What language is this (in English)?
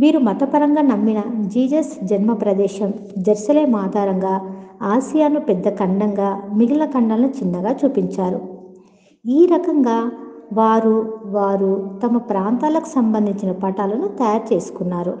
Telugu